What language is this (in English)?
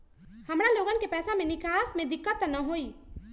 Magahi